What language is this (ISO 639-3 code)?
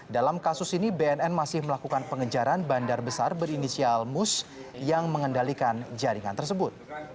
ind